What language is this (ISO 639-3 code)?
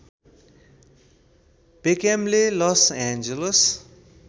nep